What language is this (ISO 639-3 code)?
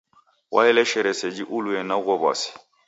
dav